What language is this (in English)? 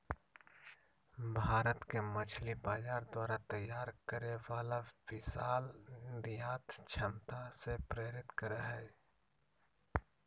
Magahi